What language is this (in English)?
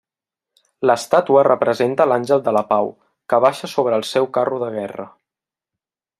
Catalan